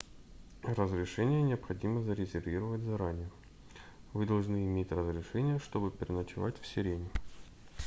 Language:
Russian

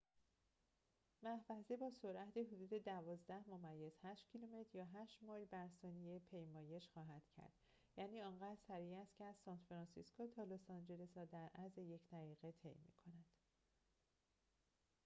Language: Persian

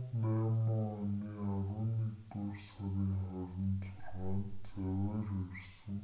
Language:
Mongolian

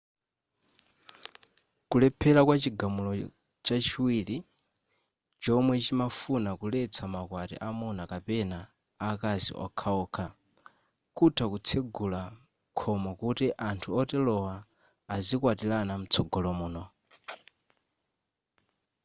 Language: Nyanja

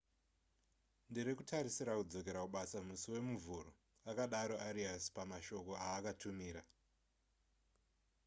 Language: Shona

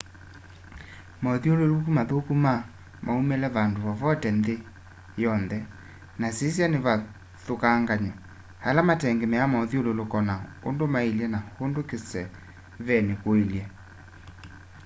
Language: Kamba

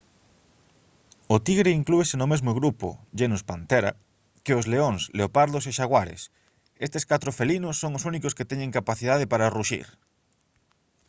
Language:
Galician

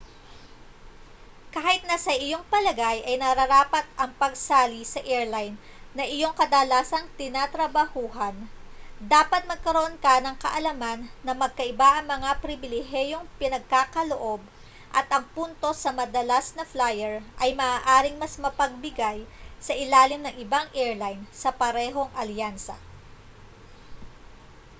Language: Filipino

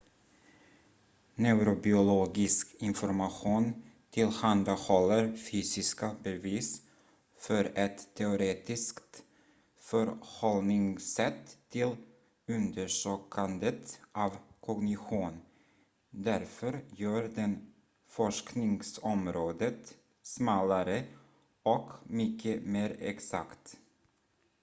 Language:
Swedish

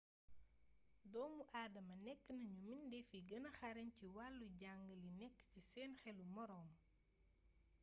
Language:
Wolof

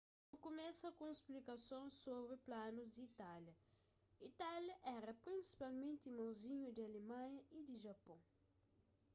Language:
Kabuverdianu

